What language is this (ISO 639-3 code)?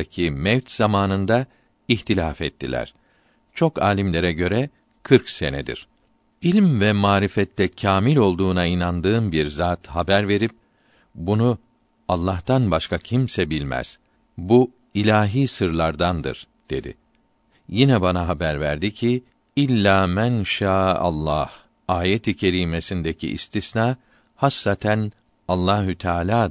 tur